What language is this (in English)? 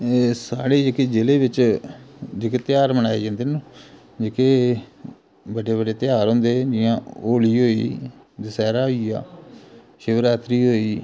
Dogri